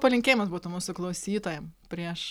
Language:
Lithuanian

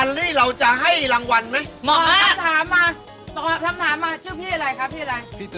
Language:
Thai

